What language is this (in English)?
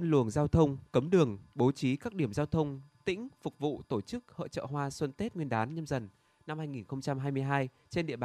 Vietnamese